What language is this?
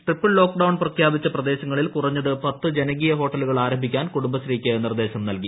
Malayalam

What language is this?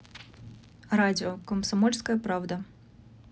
Russian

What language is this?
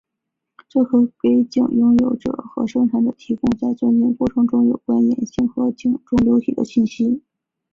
Chinese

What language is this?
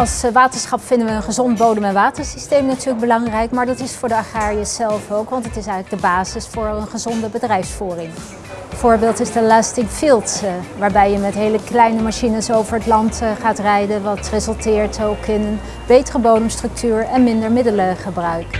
Dutch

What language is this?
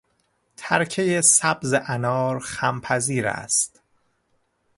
Persian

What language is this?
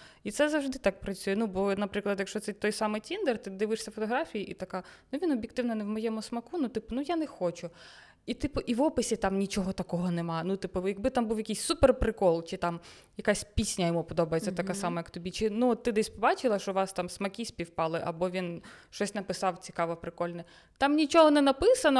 Ukrainian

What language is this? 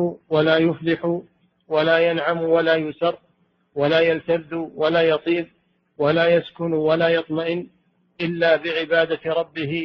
Arabic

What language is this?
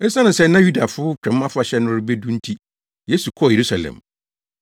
Akan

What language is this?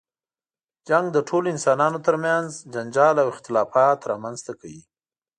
Pashto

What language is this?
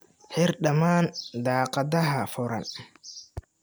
Somali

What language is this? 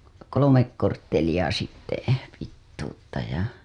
Finnish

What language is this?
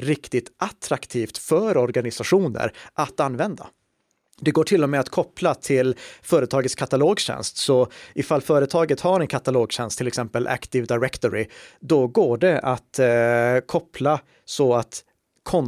Swedish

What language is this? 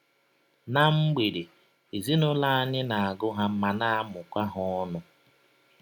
Igbo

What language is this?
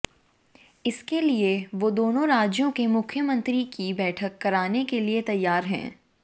Hindi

